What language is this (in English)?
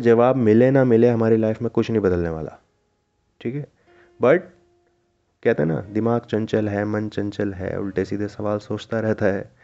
Hindi